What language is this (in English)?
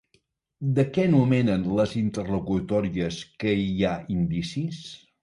Catalan